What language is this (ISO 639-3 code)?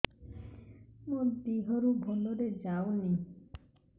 ori